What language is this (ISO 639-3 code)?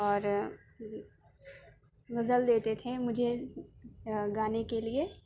urd